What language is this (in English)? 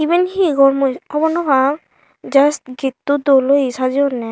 Chakma